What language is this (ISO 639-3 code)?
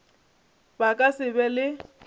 nso